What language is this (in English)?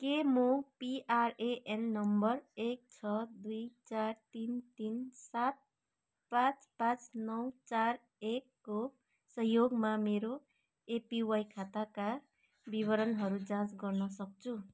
Nepali